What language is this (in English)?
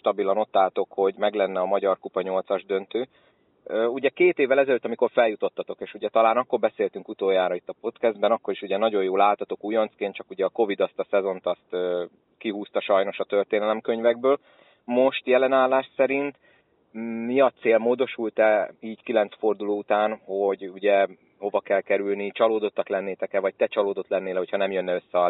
Hungarian